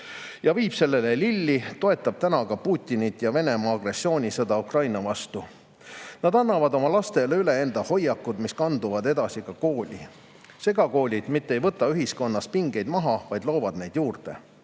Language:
Estonian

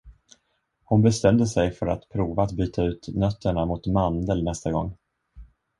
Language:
Swedish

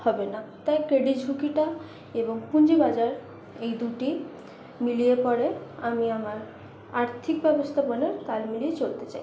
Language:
Bangla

